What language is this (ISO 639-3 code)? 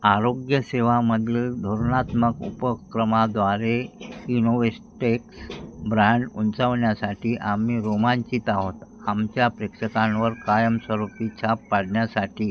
mar